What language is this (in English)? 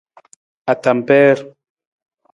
Nawdm